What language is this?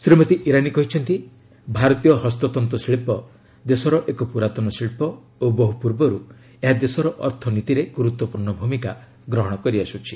Odia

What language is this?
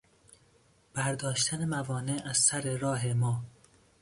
Persian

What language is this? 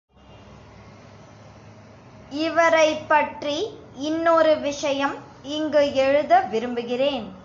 Tamil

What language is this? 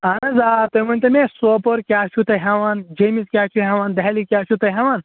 Kashmiri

